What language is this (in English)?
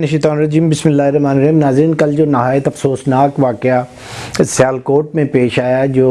Urdu